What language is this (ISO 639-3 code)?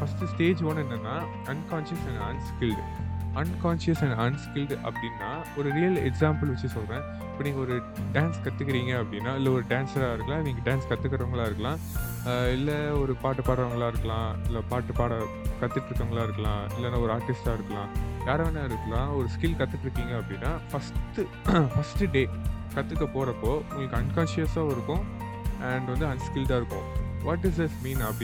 tam